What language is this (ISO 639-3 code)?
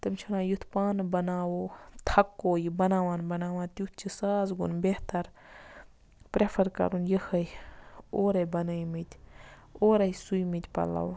kas